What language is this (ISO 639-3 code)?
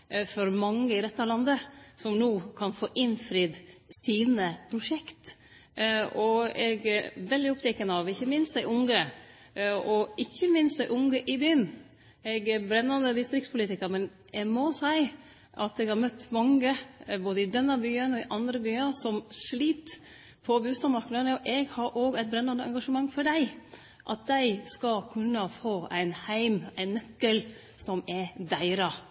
nno